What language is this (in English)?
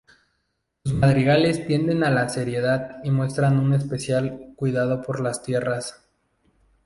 Spanish